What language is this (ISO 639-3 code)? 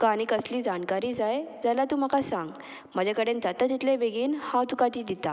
kok